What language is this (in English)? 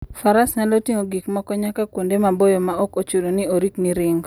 Luo (Kenya and Tanzania)